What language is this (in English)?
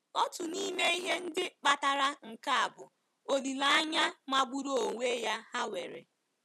Igbo